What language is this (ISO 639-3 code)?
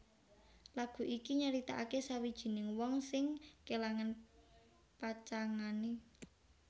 jav